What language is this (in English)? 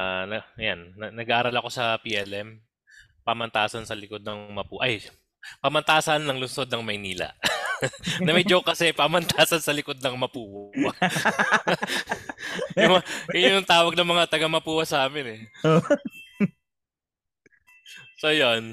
Filipino